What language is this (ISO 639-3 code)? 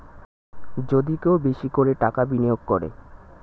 ben